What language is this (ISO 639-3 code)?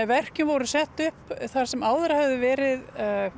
isl